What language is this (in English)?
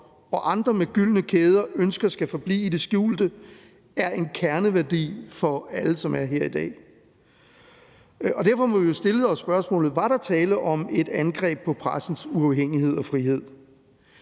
Danish